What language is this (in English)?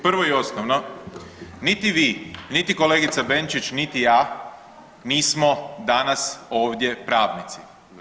Croatian